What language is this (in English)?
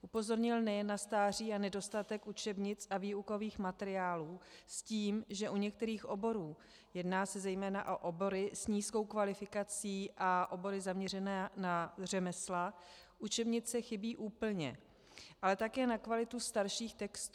Czech